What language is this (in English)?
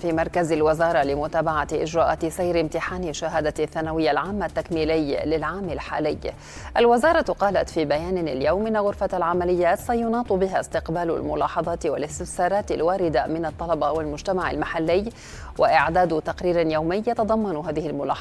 Arabic